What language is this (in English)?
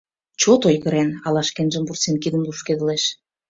Mari